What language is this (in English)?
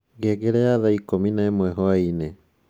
Kikuyu